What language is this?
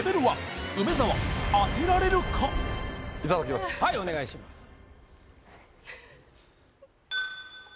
Japanese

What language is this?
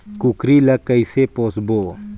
Chhattisgarhi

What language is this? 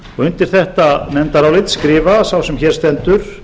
Icelandic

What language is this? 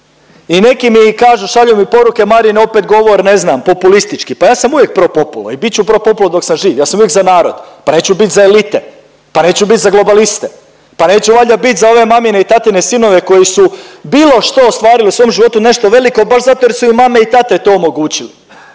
Croatian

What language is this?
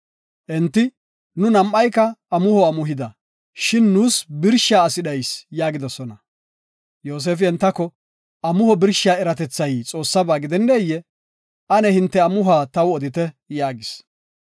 Gofa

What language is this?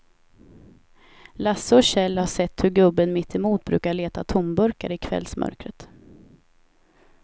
Swedish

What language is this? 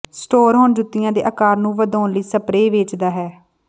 Punjabi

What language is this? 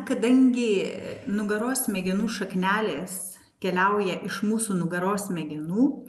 Lithuanian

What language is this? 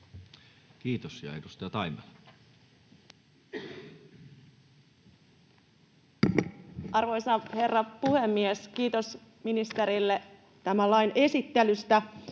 Finnish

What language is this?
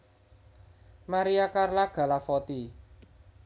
Javanese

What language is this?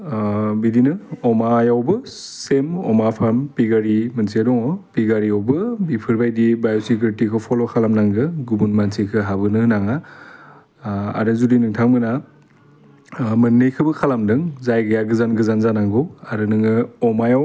Bodo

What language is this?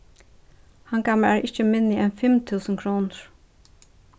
Faroese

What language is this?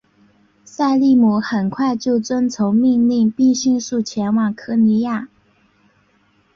Chinese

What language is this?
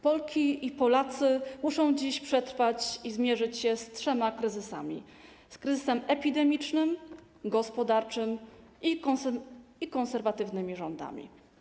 Polish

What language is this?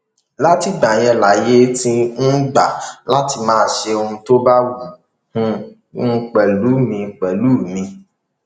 Yoruba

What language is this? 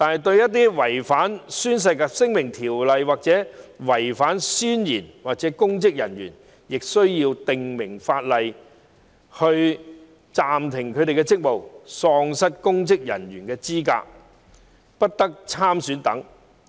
Cantonese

